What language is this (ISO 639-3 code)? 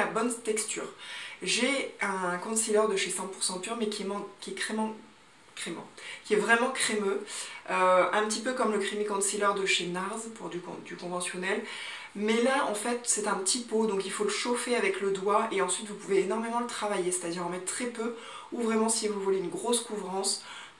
fra